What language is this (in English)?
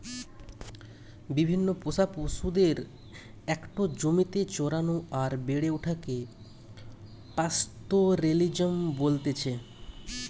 Bangla